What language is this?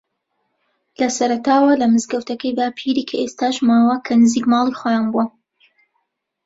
Central Kurdish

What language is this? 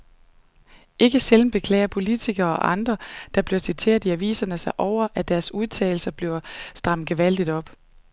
Danish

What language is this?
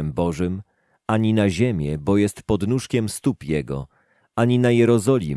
Polish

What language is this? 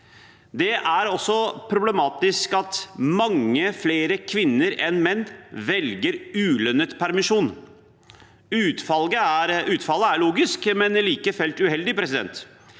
Norwegian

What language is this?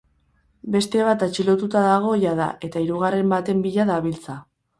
Basque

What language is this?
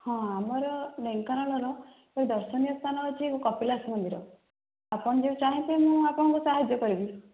Odia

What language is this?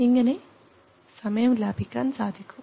Malayalam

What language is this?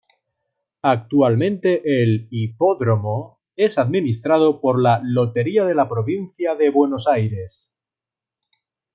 Spanish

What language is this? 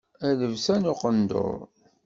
Kabyle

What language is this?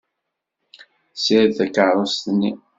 Kabyle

